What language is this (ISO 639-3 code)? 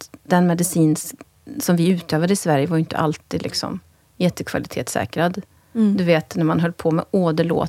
swe